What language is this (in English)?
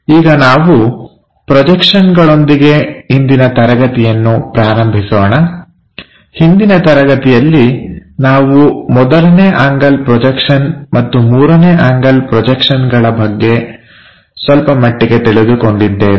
Kannada